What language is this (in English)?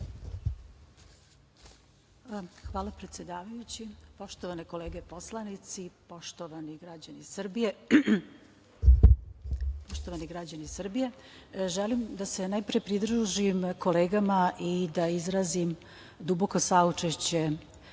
Serbian